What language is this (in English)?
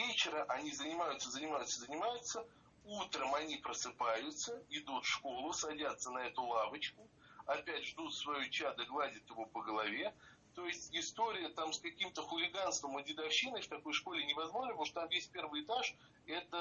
Russian